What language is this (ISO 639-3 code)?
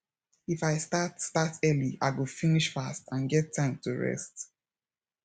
pcm